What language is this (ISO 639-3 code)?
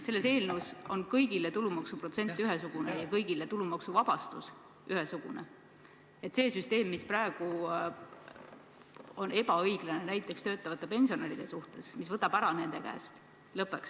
est